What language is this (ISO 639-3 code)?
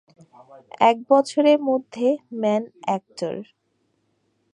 ben